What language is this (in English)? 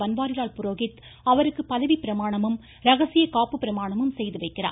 Tamil